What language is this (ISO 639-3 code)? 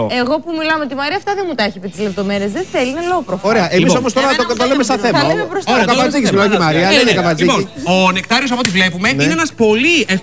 ell